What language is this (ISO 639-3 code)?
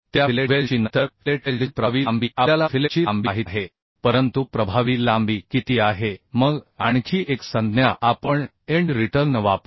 mar